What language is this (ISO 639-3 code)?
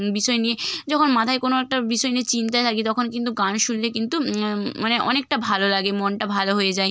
ben